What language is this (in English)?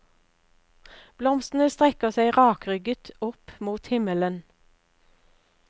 Norwegian